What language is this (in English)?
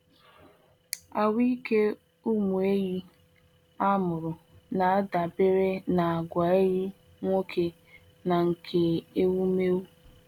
Igbo